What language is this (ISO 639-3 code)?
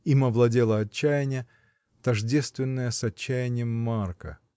rus